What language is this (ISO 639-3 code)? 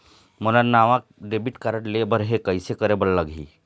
hne